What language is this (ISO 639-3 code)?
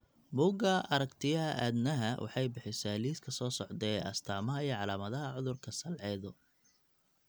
som